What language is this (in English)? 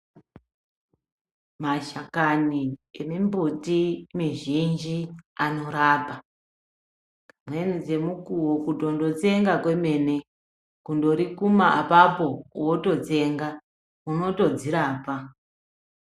Ndau